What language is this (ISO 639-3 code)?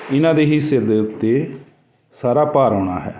pan